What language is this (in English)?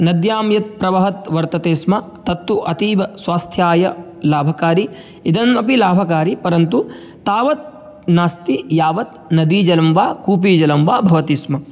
Sanskrit